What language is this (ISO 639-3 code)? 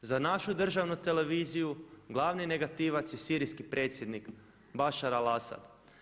hrv